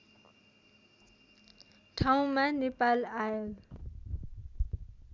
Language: Nepali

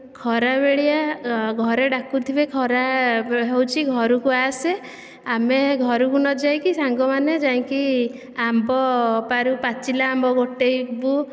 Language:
Odia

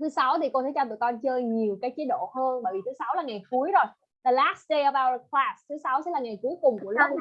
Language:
Vietnamese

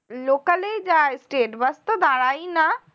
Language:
Bangla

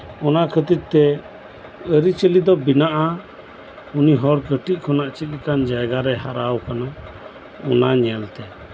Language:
Santali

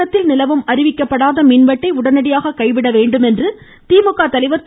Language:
Tamil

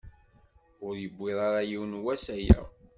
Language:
Kabyle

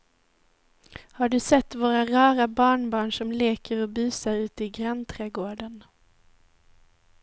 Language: Swedish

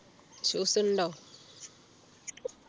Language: Malayalam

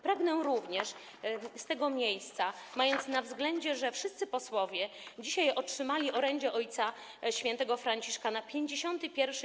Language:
Polish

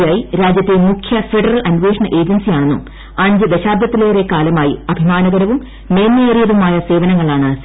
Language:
Malayalam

